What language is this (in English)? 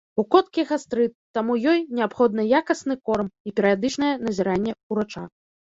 Belarusian